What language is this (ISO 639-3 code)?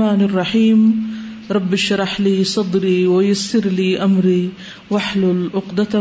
urd